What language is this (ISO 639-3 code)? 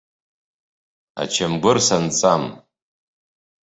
abk